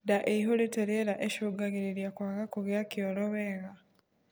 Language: Kikuyu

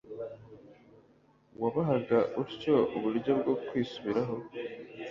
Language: Kinyarwanda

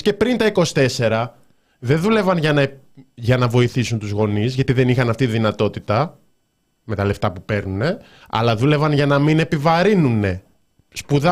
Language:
Greek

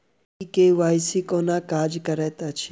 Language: Maithili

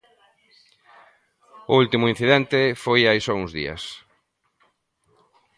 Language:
Galician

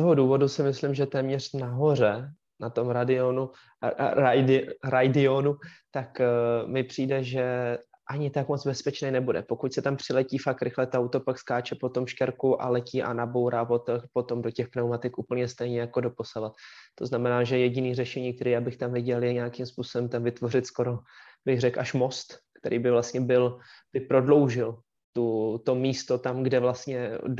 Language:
Czech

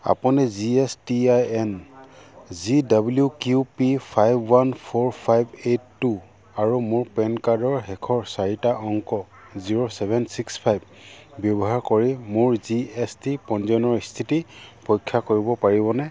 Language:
Assamese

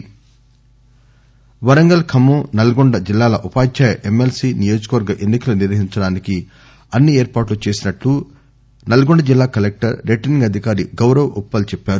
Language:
Telugu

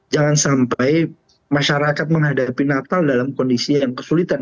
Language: Indonesian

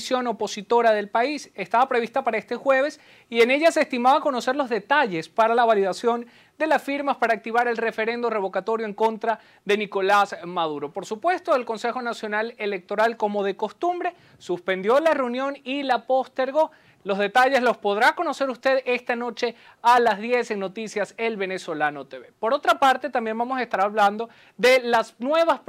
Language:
Spanish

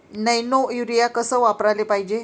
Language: Marathi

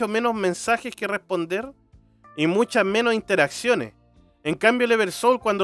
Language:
Spanish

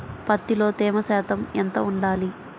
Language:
Telugu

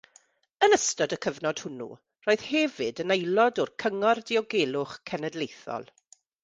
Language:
Welsh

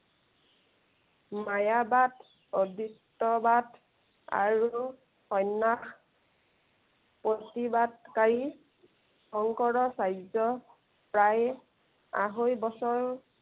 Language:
Assamese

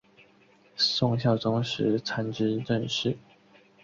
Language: Chinese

